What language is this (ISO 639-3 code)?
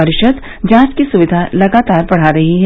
hin